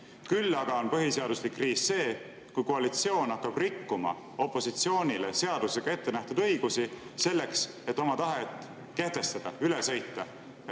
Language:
Estonian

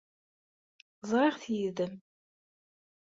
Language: Kabyle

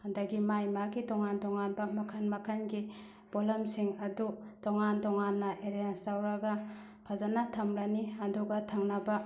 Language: Manipuri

